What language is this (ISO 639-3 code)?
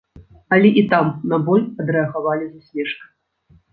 bel